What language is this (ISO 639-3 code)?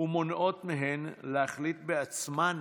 heb